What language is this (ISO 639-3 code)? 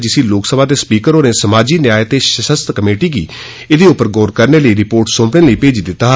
doi